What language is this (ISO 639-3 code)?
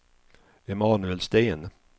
swe